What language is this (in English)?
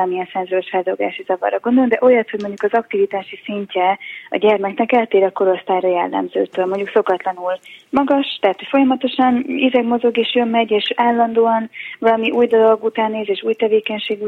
Hungarian